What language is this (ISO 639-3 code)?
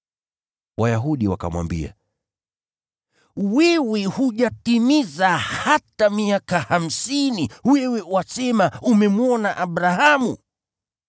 swa